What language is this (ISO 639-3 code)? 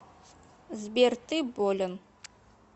rus